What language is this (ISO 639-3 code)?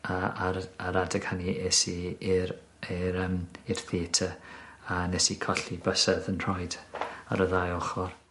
cym